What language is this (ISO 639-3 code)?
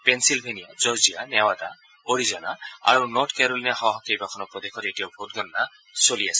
asm